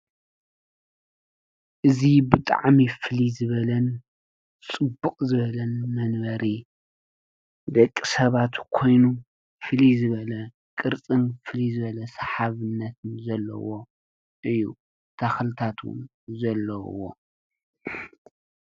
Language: Tigrinya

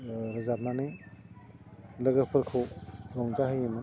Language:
Bodo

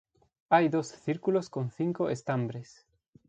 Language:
Spanish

